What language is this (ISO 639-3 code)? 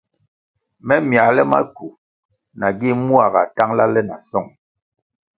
nmg